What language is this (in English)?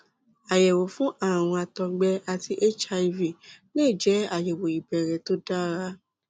Yoruba